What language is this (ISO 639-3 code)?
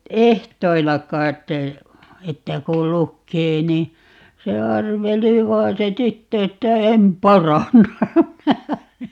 fin